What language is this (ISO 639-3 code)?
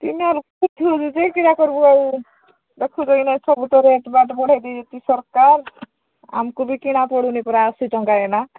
ori